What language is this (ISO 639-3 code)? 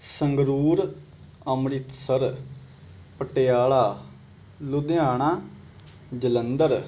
pan